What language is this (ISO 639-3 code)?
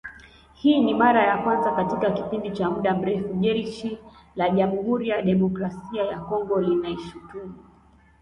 swa